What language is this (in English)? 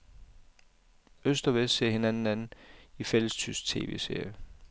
Danish